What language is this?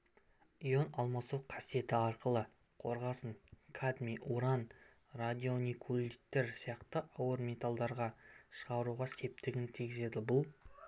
Kazakh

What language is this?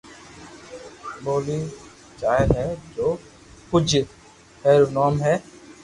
Loarki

